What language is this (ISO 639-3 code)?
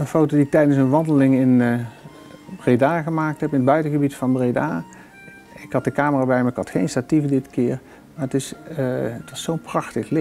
nld